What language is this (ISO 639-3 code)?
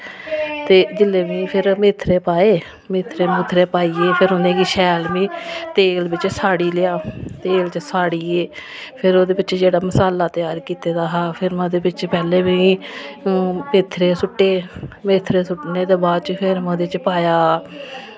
doi